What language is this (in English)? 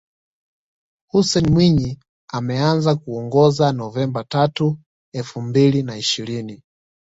Swahili